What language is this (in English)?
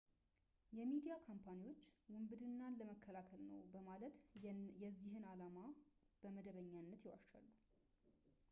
Amharic